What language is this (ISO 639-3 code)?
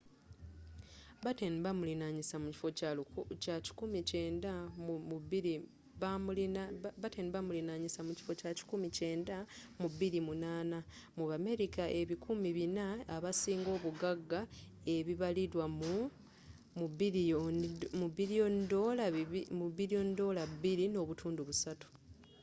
lug